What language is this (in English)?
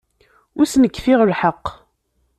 Kabyle